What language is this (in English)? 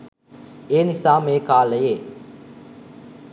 Sinhala